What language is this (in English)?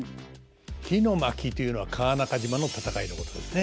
Japanese